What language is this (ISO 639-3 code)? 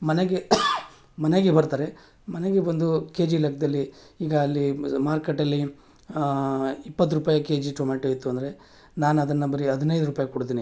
kan